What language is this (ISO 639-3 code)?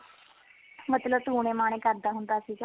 pan